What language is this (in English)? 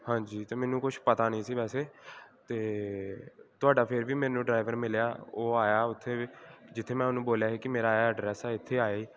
Punjabi